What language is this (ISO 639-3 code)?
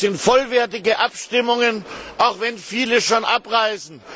deu